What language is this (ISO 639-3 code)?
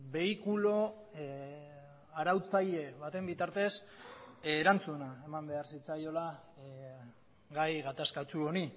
eus